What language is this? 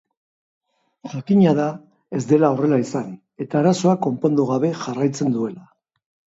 Basque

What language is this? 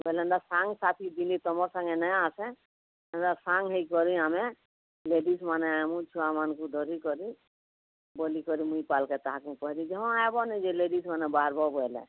Odia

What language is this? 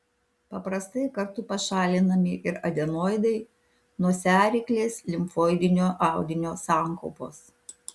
Lithuanian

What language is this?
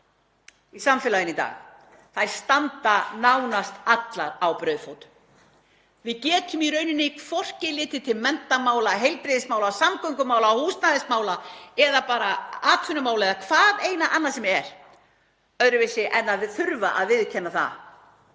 Icelandic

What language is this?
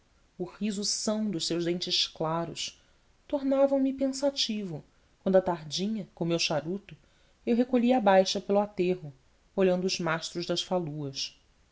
Portuguese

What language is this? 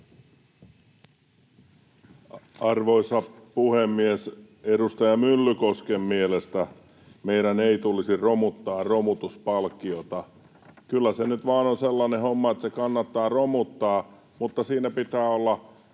Finnish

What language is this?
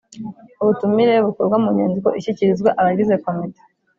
Kinyarwanda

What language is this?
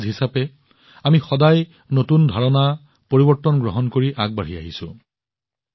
Assamese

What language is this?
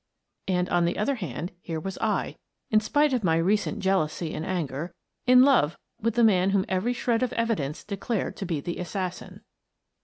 English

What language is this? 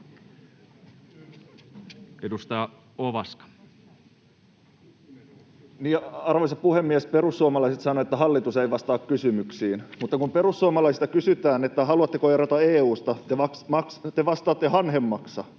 Finnish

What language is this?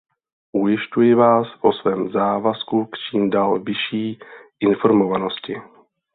Czech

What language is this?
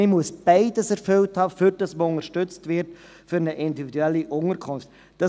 Swiss German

